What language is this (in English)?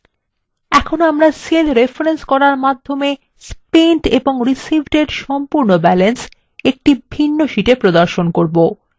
Bangla